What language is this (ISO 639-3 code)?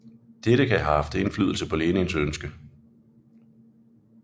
dan